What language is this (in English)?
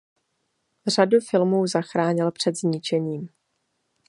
Czech